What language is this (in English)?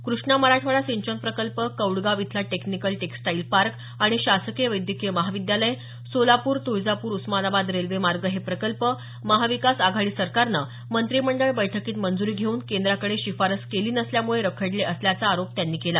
Marathi